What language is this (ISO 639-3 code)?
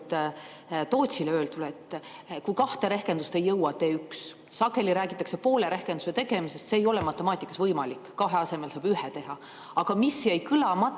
est